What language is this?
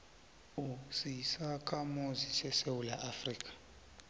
South Ndebele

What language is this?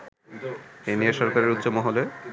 Bangla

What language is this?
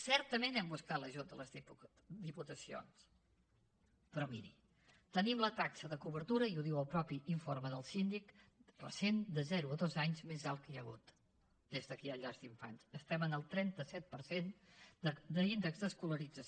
Catalan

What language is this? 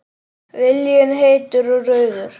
Icelandic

